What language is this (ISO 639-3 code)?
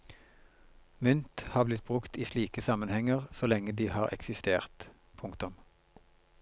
nor